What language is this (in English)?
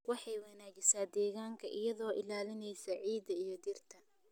Somali